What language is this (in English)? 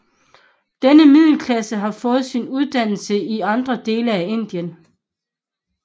Danish